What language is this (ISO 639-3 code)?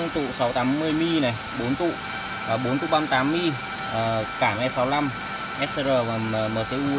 vie